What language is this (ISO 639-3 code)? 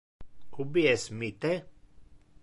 ina